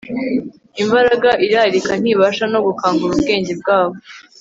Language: Kinyarwanda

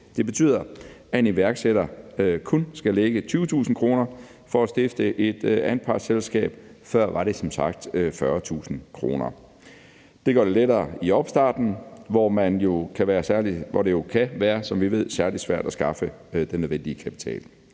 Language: Danish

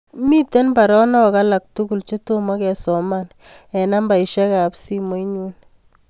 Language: Kalenjin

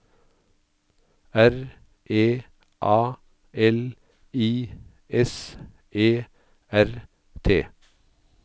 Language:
Norwegian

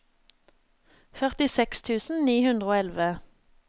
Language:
Norwegian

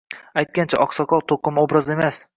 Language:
Uzbek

